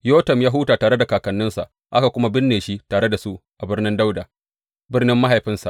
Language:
Hausa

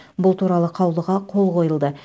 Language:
Kazakh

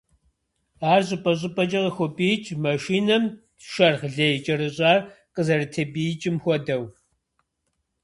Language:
Kabardian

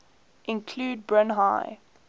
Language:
English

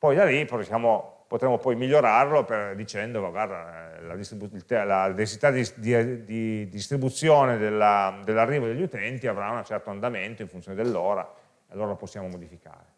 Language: Italian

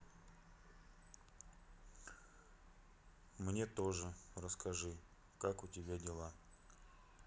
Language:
Russian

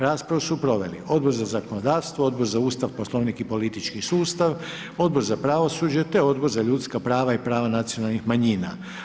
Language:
Croatian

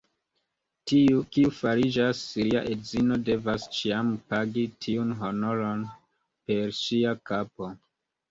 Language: Esperanto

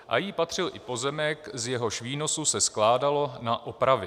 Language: Czech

